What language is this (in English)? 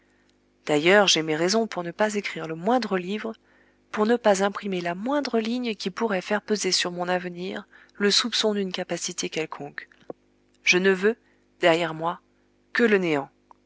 French